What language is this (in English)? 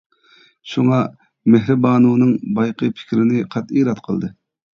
Uyghur